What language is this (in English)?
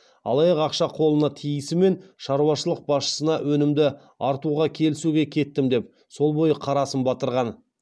Kazakh